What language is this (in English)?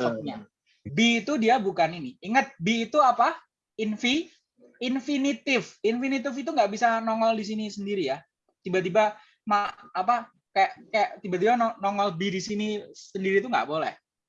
Indonesian